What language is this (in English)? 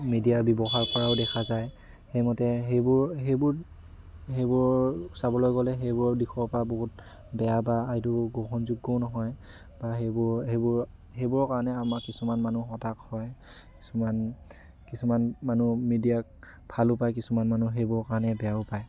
Assamese